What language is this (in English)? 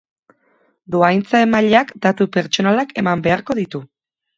Basque